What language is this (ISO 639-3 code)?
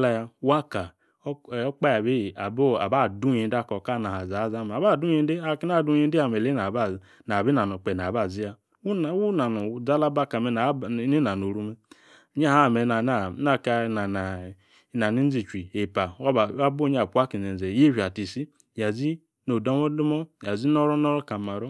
ekr